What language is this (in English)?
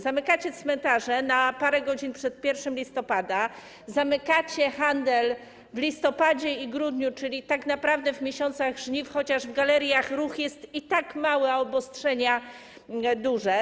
Polish